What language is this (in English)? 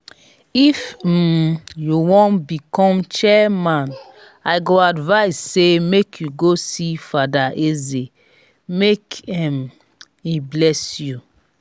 Nigerian Pidgin